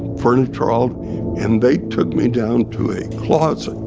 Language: English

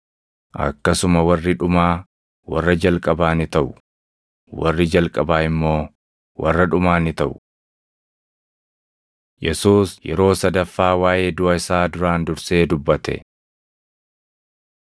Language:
Oromo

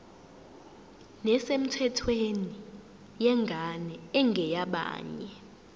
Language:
Zulu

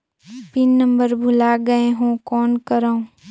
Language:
Chhattisgarhi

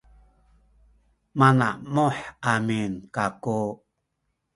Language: Sakizaya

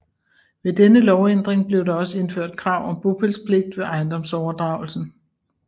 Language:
Danish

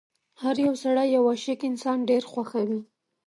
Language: Pashto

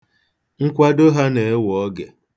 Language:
Igbo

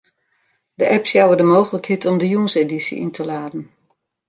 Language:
Western Frisian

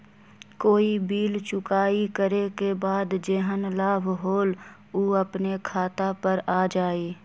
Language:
Magahi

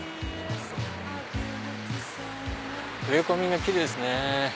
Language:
Japanese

